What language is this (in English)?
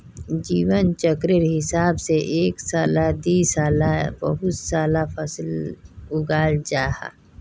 Magahi